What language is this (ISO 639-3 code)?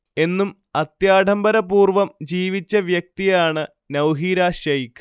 mal